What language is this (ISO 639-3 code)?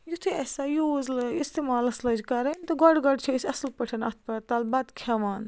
kas